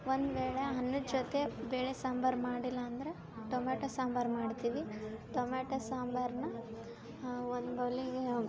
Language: Kannada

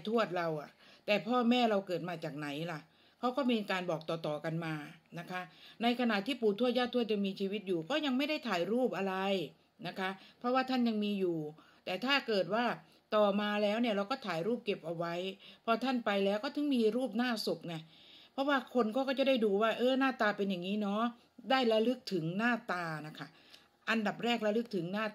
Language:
Thai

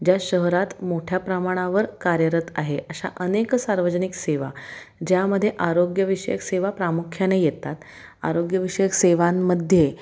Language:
Marathi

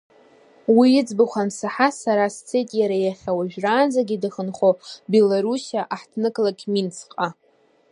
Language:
Abkhazian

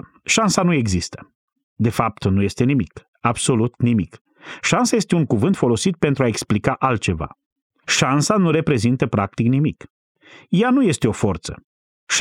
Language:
Romanian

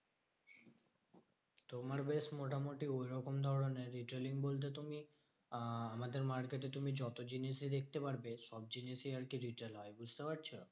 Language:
Bangla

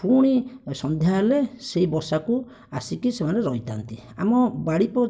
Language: Odia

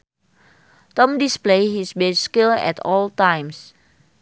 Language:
Sundanese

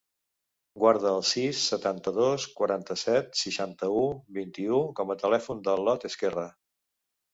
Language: Catalan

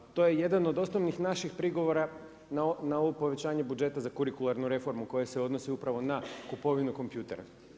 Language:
Croatian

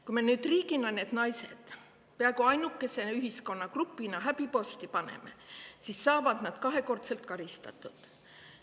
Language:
Estonian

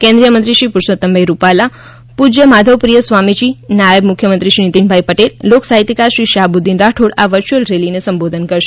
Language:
Gujarati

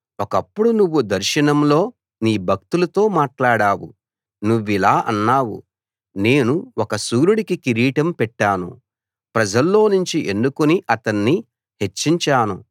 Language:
Telugu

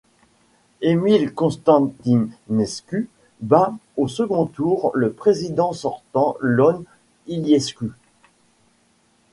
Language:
French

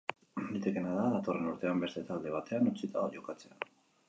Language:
Basque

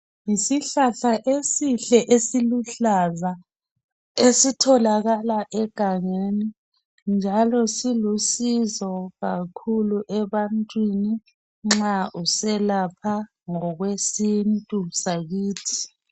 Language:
North Ndebele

